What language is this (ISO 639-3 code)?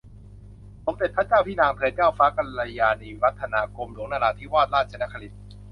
tha